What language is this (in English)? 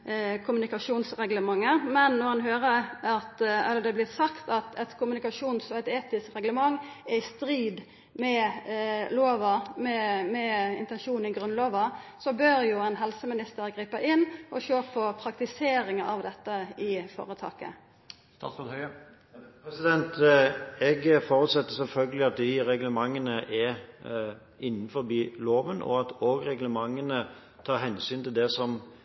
Norwegian